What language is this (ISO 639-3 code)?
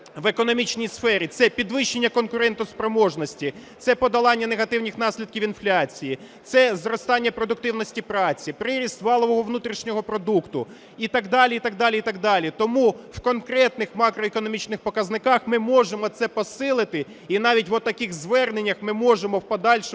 ukr